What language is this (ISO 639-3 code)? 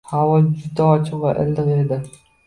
uzb